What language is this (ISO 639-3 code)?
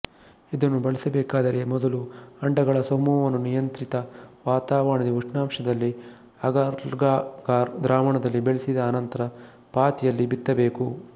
kan